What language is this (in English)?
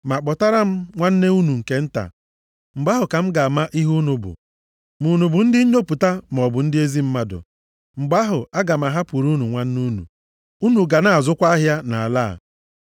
Igbo